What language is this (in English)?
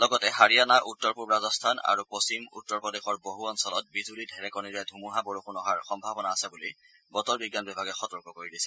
Assamese